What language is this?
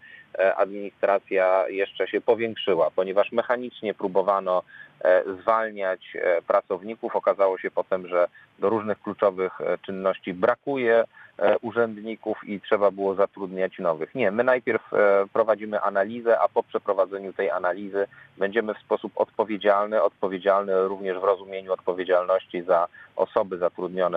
Polish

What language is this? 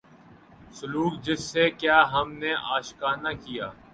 Urdu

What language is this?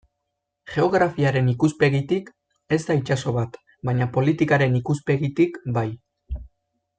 Basque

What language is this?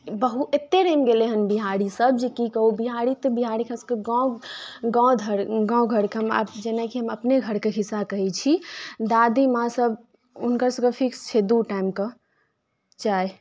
Maithili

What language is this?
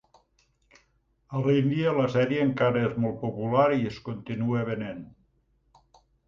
Catalan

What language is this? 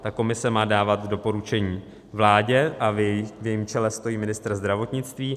Czech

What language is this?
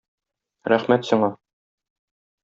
Tatar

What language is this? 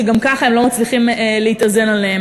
Hebrew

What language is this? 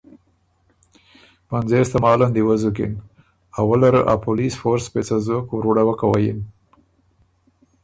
Ormuri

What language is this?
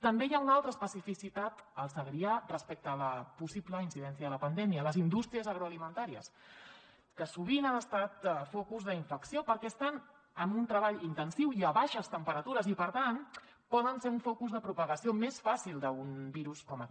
Catalan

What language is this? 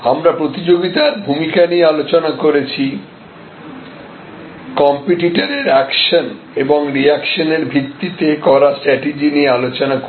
Bangla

